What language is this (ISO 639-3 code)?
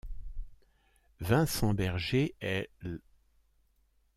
fra